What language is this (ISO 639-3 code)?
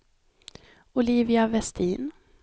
swe